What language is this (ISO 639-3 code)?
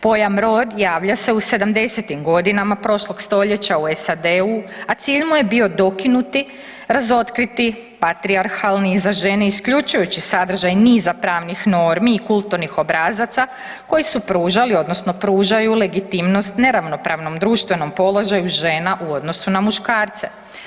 hrv